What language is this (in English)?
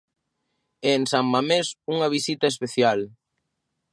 Galician